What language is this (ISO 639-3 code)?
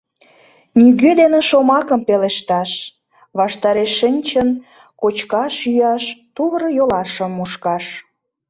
chm